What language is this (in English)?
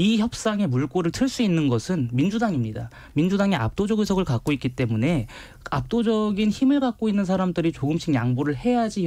Korean